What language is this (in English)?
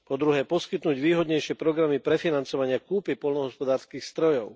Slovak